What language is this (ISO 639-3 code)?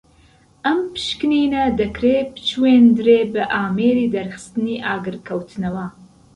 ckb